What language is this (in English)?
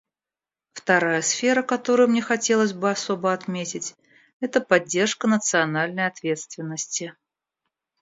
Russian